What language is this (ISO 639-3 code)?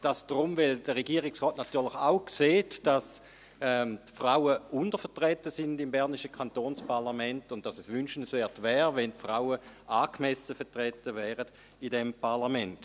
gsw